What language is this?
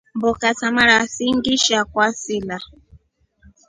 Rombo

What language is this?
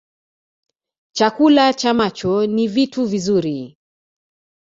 Swahili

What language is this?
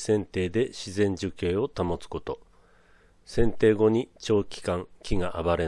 Japanese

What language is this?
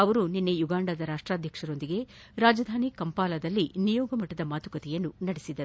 Kannada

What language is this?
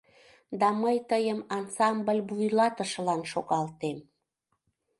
Mari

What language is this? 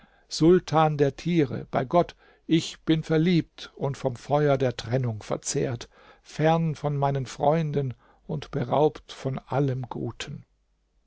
German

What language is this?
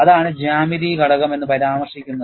Malayalam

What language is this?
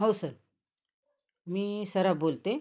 Marathi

